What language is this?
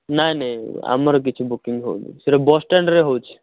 Odia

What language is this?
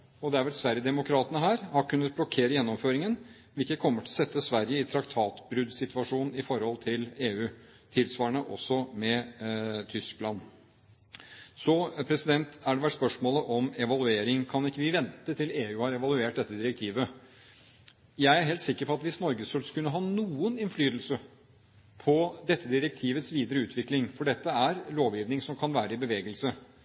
Norwegian Bokmål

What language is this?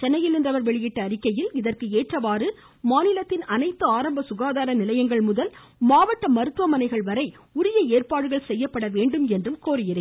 Tamil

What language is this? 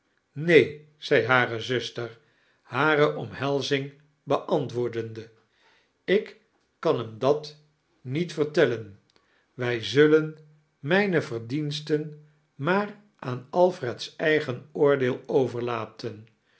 Dutch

